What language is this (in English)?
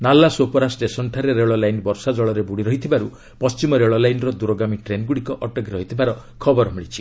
Odia